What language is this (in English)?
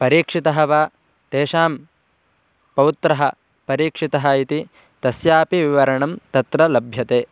Sanskrit